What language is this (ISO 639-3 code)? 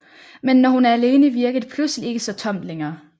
dan